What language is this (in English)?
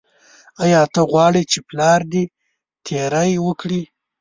Pashto